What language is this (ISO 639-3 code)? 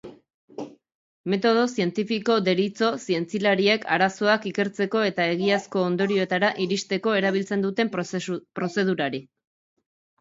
eus